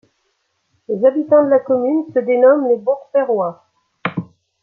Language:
French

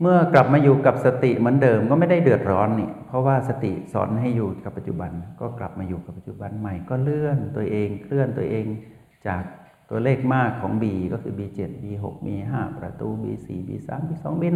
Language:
Thai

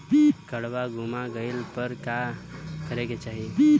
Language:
Bhojpuri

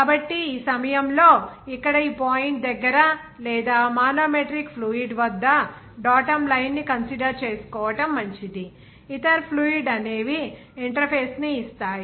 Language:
Telugu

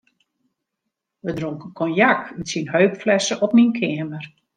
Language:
Western Frisian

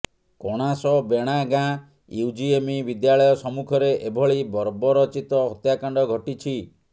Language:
Odia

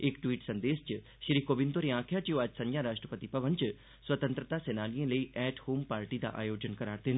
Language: Dogri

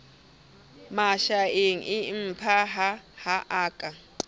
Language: Southern Sotho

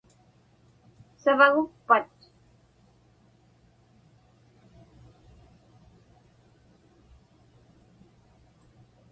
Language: Inupiaq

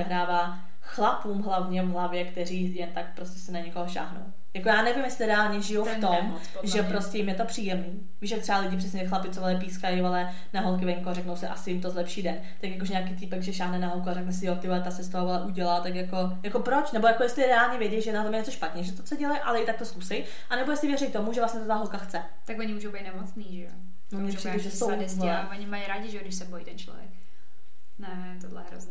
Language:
Czech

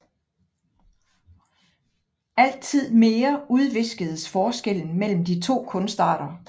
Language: Danish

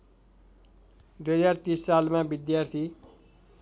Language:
Nepali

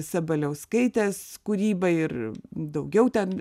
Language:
Lithuanian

